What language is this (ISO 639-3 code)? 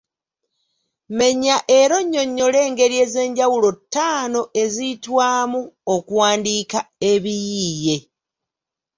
lug